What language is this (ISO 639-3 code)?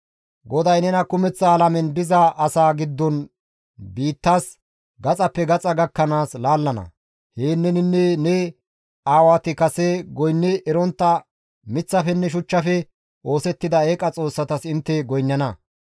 gmv